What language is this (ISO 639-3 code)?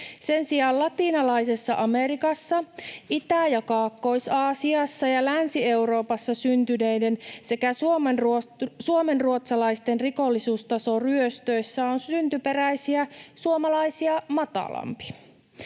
fin